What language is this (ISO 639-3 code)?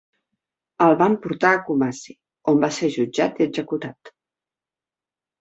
cat